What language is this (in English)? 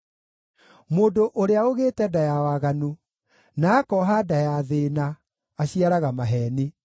Kikuyu